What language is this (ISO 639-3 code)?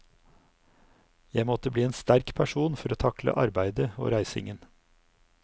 nor